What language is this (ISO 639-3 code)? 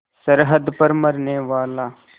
hin